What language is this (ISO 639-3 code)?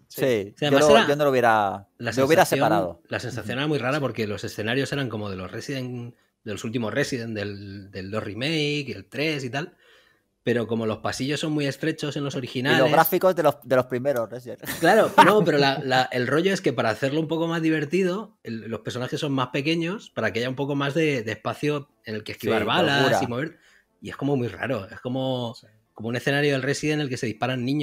spa